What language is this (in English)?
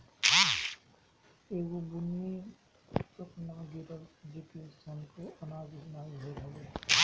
Bhojpuri